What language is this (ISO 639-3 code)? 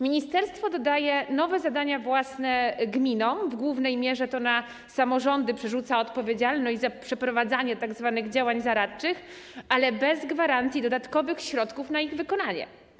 pol